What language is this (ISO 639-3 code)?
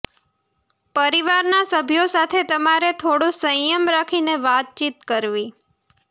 guj